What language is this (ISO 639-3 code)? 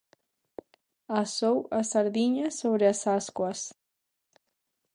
glg